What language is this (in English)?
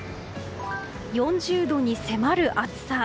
Japanese